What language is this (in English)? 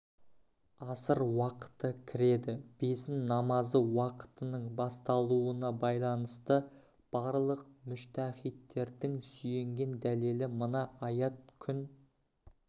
Kazakh